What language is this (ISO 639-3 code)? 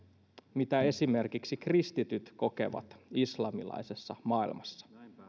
fin